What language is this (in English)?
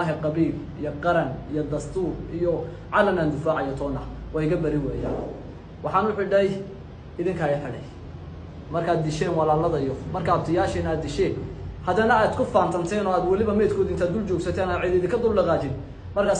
Arabic